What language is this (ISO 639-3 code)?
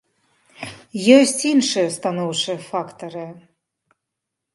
bel